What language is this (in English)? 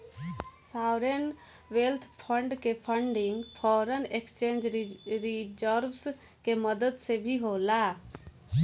Bhojpuri